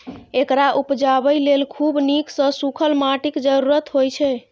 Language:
Maithili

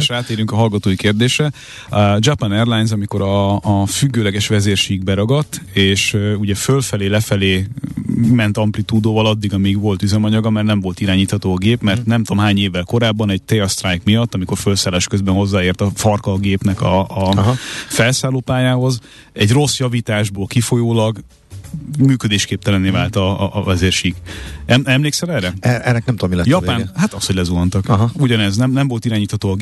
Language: Hungarian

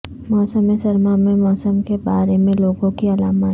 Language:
Urdu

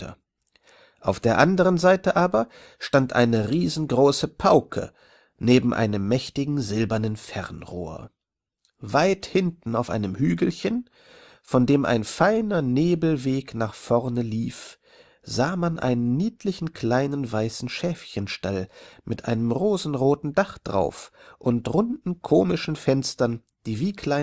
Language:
German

